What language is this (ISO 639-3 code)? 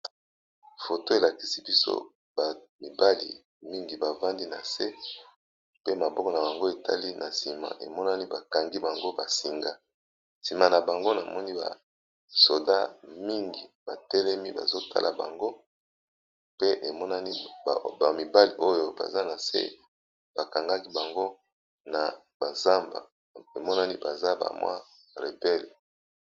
lin